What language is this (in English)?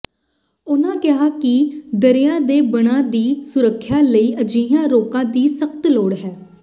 Punjabi